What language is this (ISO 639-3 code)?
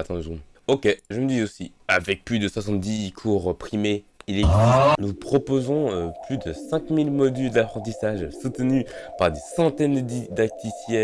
fra